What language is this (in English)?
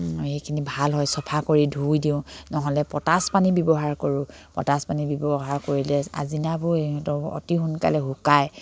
Assamese